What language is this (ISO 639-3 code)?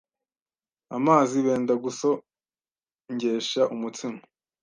kin